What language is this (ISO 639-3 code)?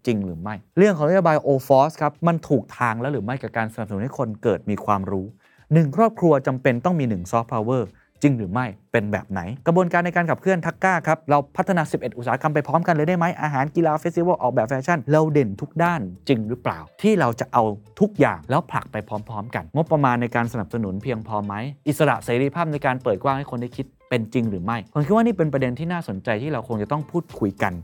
tha